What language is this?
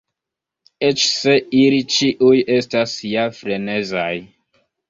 Esperanto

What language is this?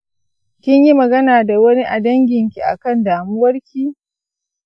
Hausa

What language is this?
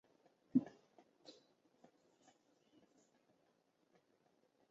Chinese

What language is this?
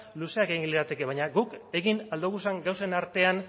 Basque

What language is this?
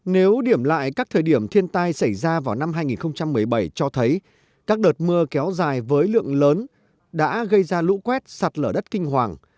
Vietnamese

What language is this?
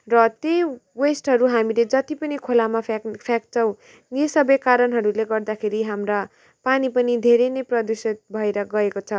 Nepali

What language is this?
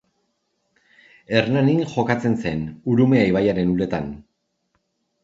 Basque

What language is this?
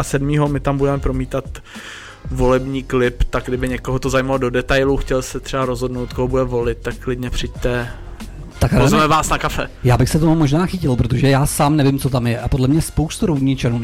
Czech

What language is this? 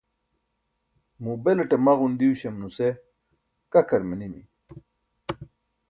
Burushaski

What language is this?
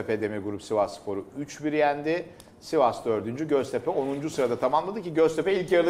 Turkish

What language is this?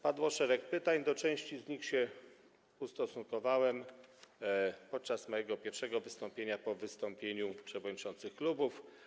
Polish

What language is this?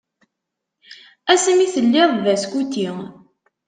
Kabyle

